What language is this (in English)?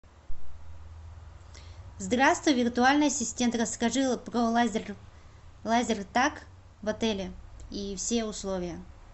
Russian